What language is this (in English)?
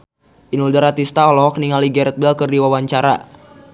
Sundanese